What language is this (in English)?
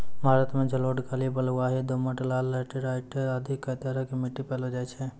Maithili